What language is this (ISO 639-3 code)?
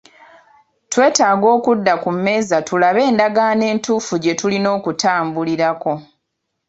lug